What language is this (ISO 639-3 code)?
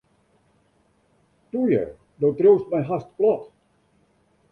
fry